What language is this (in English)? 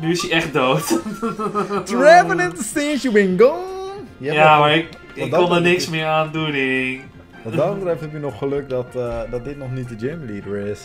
Dutch